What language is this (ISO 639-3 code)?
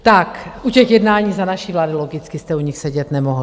ces